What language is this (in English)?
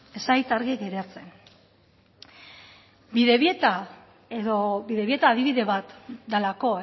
Basque